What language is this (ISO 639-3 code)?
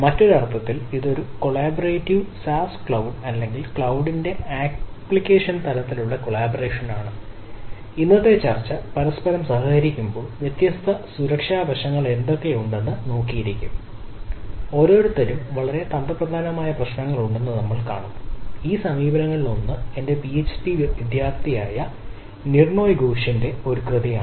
mal